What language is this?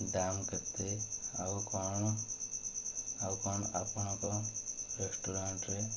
Odia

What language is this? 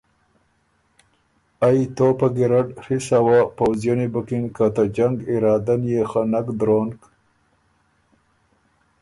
Ormuri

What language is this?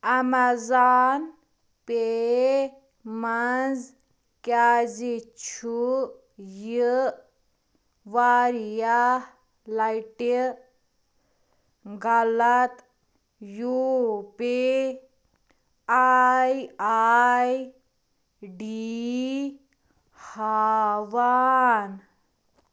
Kashmiri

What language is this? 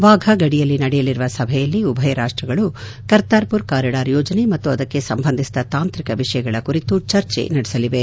Kannada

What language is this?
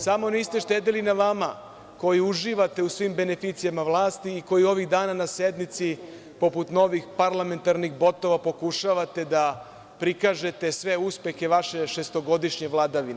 Serbian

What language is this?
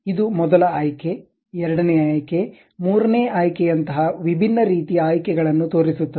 Kannada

